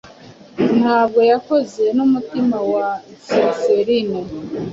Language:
Kinyarwanda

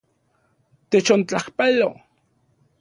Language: Central Puebla Nahuatl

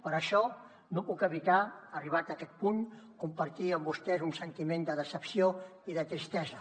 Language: Catalan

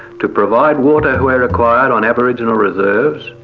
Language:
English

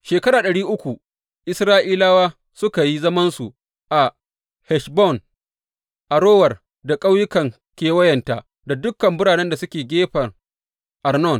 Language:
Hausa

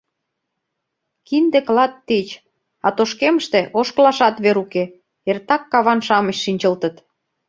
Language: Mari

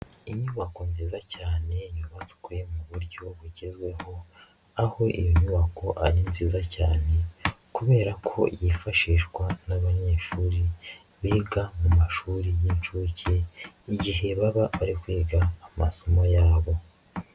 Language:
Kinyarwanda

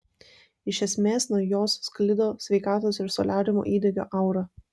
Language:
Lithuanian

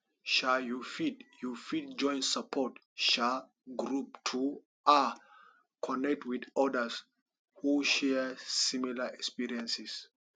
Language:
Nigerian Pidgin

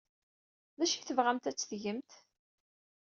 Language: Kabyle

